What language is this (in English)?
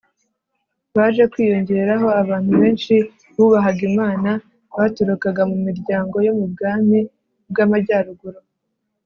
Kinyarwanda